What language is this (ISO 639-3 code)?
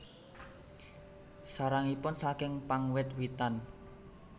jav